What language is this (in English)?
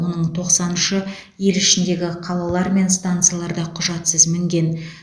Kazakh